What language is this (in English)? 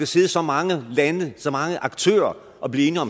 Danish